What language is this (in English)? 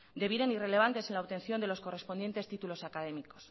Spanish